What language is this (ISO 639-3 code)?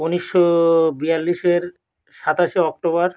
ben